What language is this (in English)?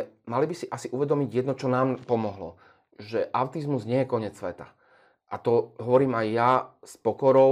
Slovak